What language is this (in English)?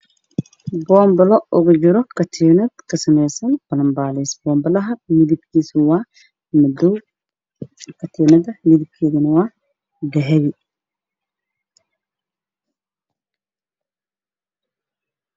Somali